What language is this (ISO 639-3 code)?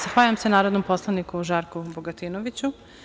srp